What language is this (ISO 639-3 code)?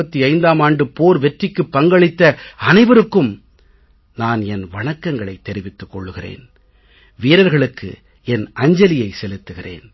tam